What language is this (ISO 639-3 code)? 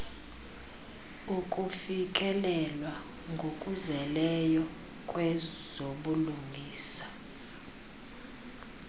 xho